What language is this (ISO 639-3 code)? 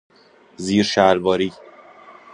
fas